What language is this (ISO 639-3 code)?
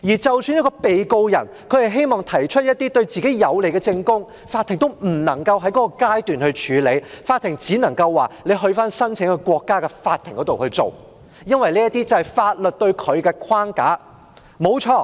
yue